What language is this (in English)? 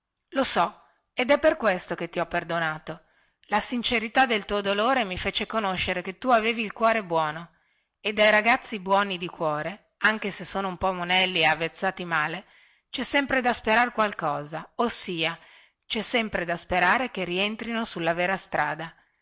Italian